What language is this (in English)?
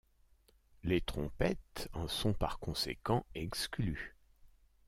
French